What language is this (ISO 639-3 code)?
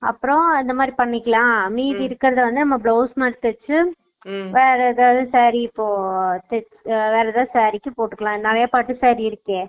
tam